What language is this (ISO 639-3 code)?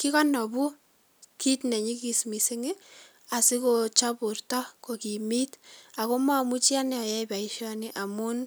kln